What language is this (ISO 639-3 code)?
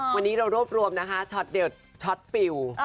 tha